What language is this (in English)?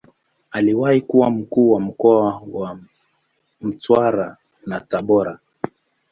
Swahili